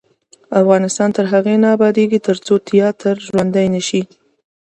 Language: Pashto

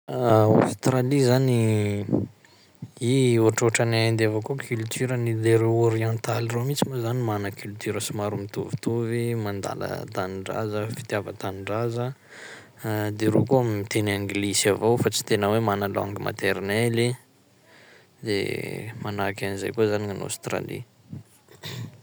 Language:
Sakalava Malagasy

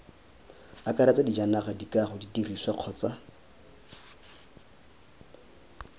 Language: Tswana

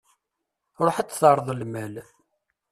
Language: Kabyle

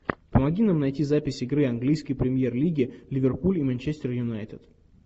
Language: Russian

